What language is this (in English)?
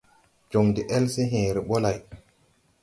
Tupuri